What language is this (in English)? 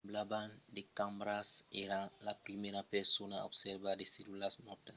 Occitan